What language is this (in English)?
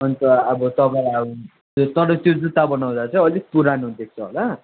Nepali